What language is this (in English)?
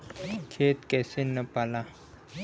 Bhojpuri